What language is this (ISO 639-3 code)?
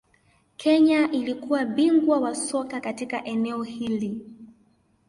swa